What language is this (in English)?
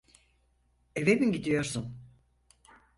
Turkish